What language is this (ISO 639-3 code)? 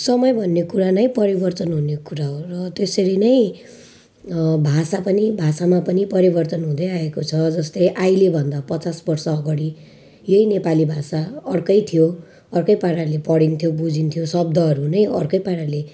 nep